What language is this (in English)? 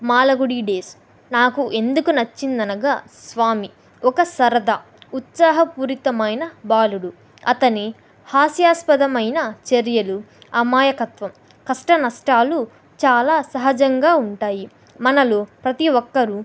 Telugu